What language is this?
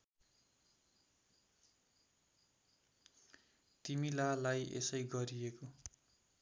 Nepali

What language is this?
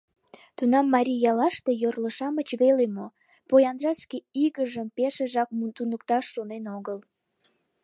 Mari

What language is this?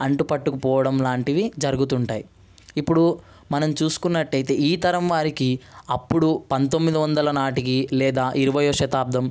Telugu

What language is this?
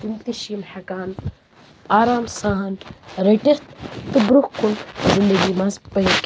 Kashmiri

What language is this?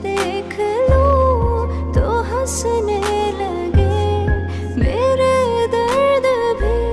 Hindi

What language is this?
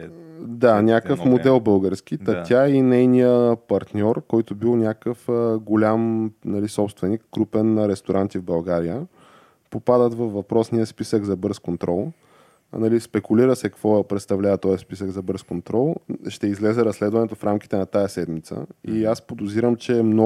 Bulgarian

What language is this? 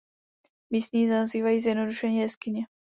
Czech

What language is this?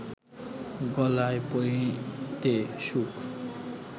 Bangla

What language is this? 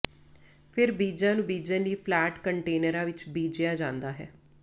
Punjabi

